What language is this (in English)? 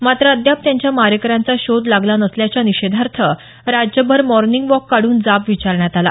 Marathi